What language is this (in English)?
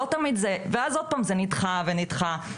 Hebrew